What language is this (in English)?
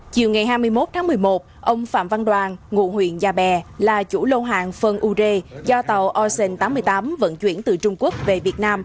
Vietnamese